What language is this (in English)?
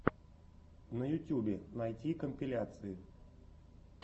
Russian